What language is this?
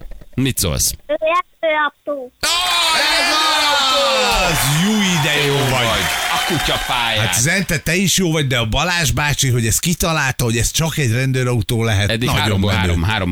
Hungarian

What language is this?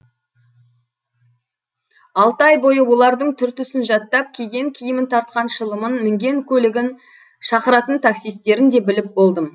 Kazakh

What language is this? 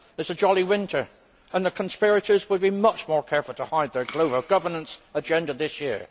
English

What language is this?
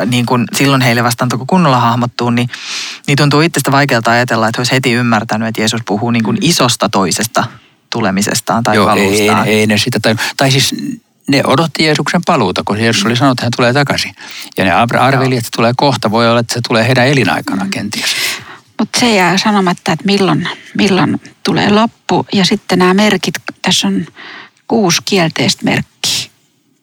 Finnish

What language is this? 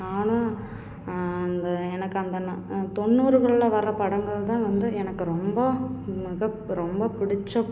Tamil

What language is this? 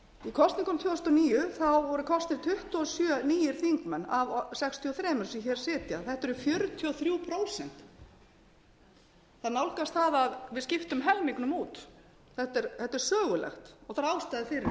Icelandic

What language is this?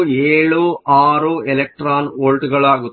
Kannada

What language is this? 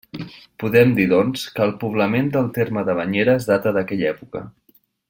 Catalan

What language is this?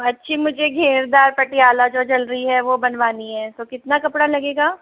Hindi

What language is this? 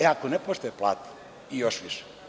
Serbian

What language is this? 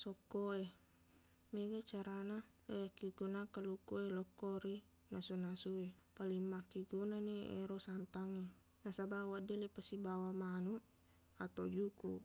Buginese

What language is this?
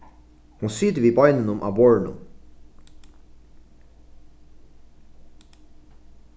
Faroese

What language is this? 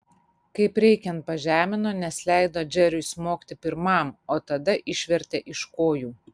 Lithuanian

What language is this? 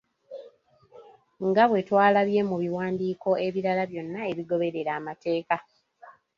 Ganda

